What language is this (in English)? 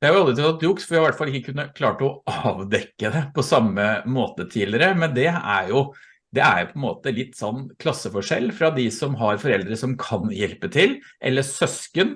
Norwegian